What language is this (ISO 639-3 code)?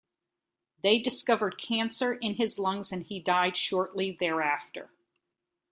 eng